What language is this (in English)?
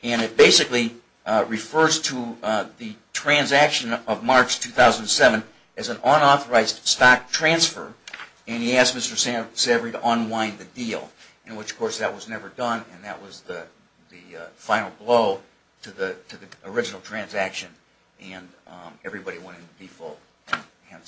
English